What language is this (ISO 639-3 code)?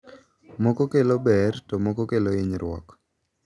luo